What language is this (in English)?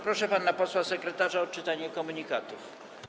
Polish